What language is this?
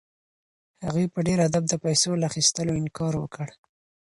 Pashto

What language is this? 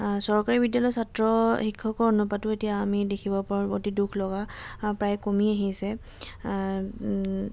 Assamese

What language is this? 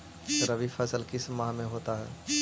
Magahi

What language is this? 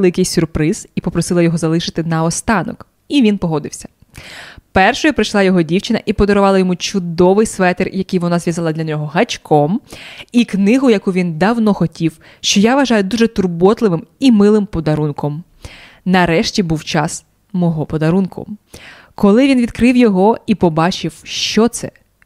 Ukrainian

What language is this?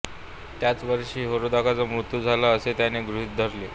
Marathi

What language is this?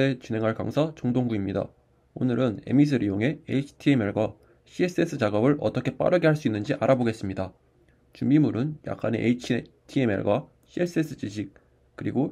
Korean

